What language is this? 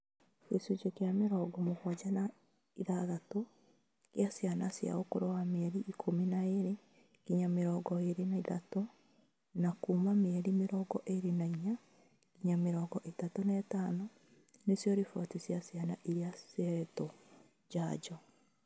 Kikuyu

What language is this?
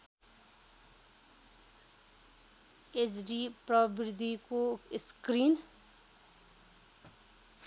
Nepali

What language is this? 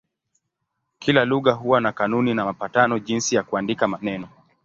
Swahili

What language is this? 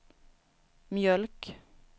Swedish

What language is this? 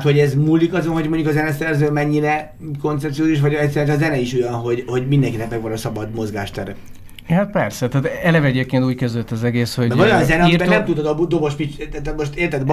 Hungarian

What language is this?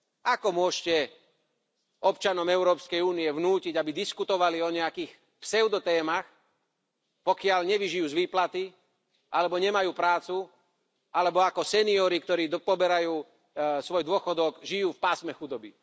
Slovak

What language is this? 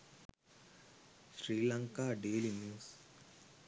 Sinhala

